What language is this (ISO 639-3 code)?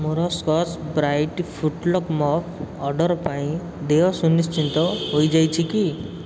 ori